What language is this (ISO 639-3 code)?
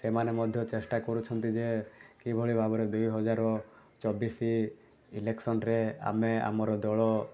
ori